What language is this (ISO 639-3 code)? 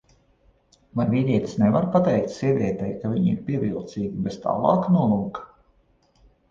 lav